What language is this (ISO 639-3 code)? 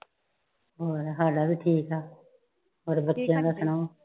pan